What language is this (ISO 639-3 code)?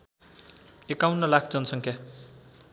nep